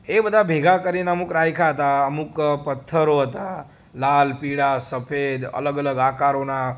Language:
Gujarati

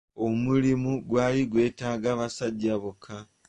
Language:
Ganda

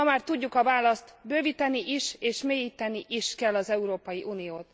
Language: Hungarian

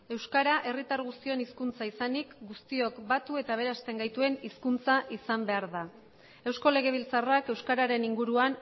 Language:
Basque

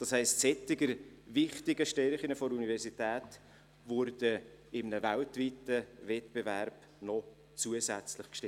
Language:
Swiss German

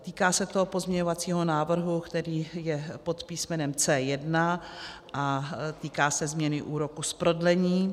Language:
Czech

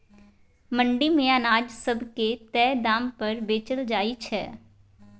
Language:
Maithili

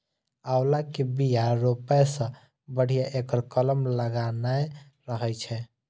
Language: Maithili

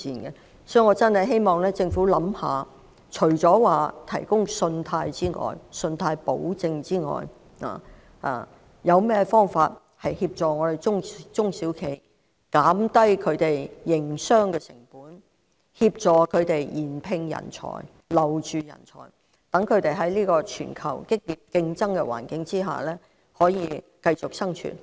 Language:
Cantonese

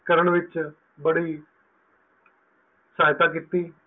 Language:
Punjabi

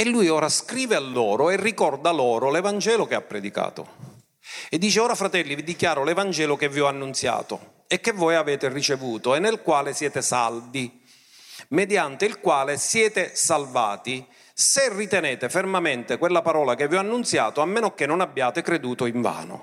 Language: Italian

